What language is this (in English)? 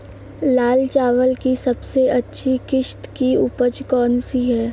Hindi